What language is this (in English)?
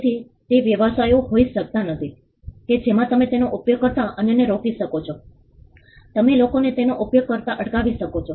Gujarati